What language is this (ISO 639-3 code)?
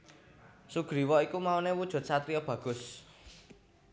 jav